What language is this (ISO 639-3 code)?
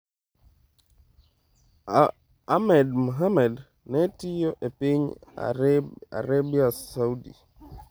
luo